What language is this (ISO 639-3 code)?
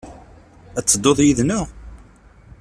kab